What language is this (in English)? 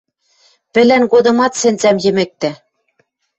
Western Mari